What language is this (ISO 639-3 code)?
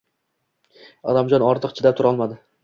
uzb